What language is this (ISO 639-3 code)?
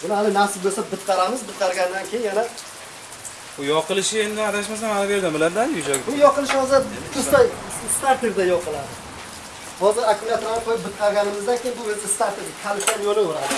tur